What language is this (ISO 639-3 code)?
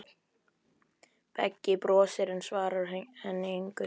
isl